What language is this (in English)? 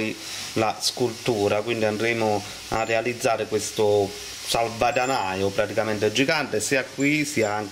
Italian